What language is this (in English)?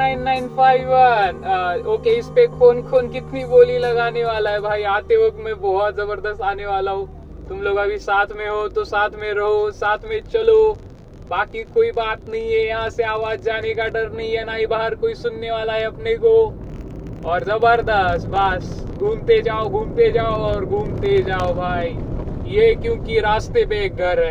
Marathi